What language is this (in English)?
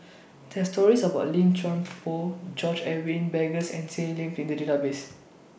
English